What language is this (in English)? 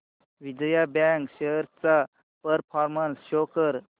Marathi